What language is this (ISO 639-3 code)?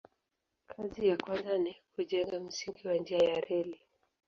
swa